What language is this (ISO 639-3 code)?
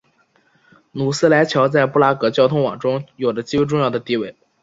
zho